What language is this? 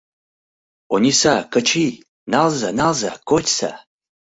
Mari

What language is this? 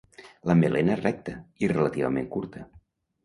Catalan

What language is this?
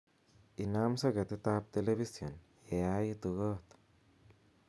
Kalenjin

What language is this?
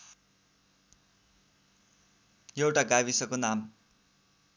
Nepali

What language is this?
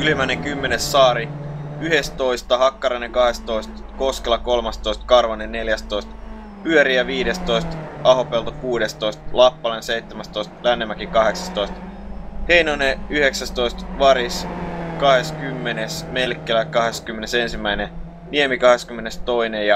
Finnish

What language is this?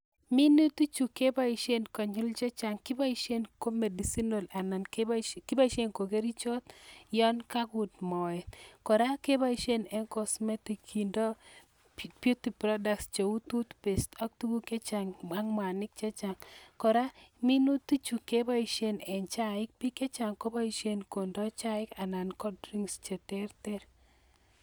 Kalenjin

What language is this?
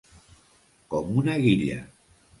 Catalan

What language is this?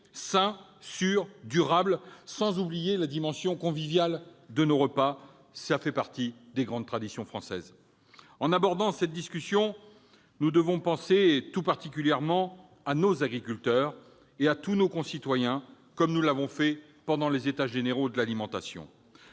French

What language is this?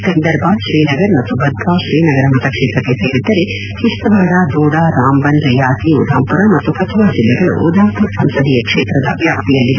Kannada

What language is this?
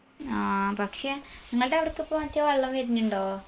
Malayalam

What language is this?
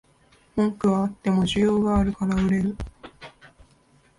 Japanese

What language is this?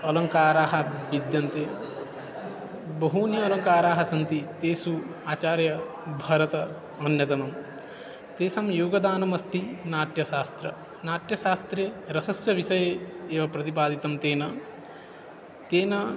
Sanskrit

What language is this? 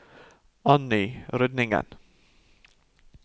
Norwegian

